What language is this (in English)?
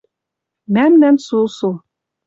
Western Mari